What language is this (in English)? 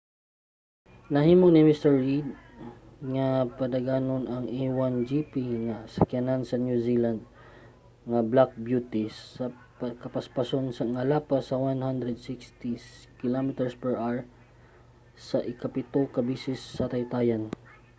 Cebuano